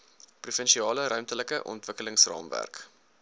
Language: Afrikaans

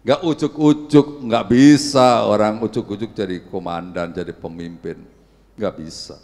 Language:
Indonesian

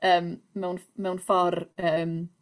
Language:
Welsh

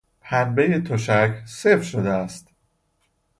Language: Persian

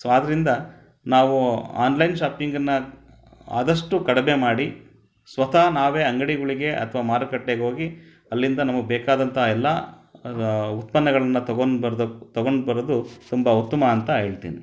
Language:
Kannada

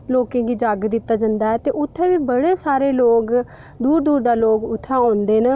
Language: Dogri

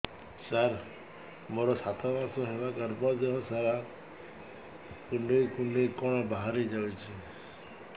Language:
Odia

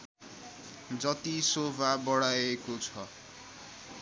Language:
Nepali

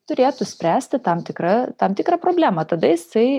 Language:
Lithuanian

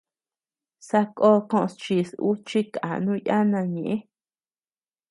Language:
Tepeuxila Cuicatec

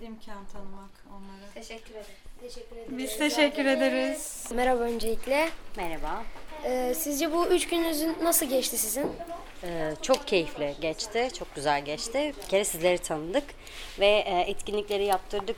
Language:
Turkish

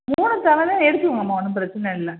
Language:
Tamil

